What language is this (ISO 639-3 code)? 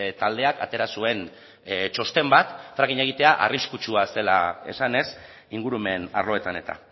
eus